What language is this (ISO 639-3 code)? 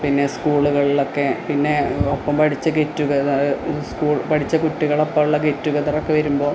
mal